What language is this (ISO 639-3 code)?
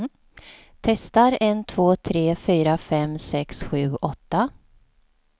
swe